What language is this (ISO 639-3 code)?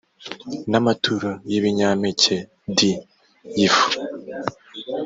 kin